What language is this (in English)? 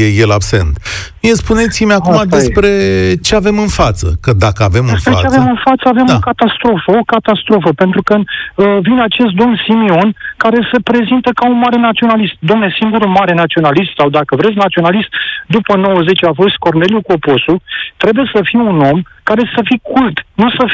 Romanian